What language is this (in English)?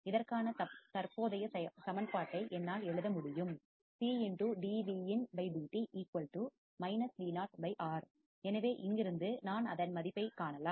Tamil